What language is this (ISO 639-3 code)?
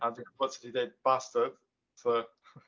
cym